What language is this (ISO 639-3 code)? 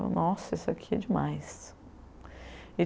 por